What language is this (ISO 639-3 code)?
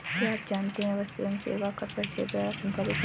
hin